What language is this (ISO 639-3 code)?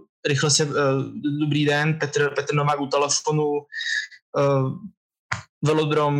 ces